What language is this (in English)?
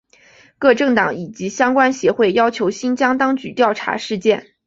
Chinese